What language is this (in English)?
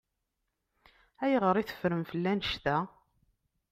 Kabyle